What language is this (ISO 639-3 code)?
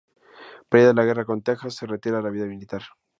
spa